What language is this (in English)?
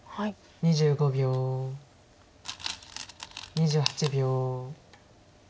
Japanese